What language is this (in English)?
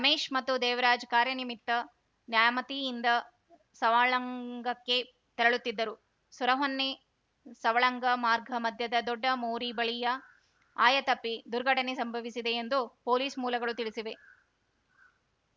Kannada